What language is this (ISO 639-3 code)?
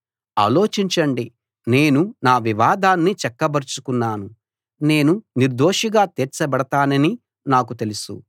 tel